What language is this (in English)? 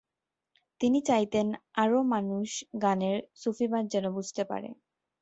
Bangla